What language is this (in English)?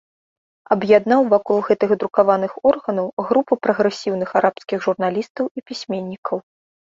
Belarusian